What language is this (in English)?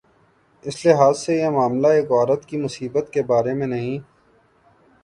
Urdu